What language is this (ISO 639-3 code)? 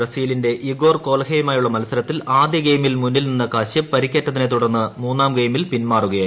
mal